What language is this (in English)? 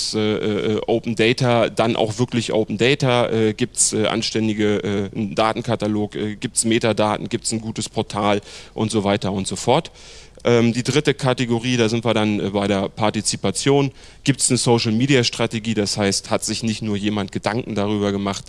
German